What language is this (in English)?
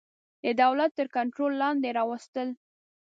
Pashto